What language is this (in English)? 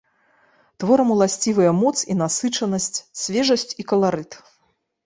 Belarusian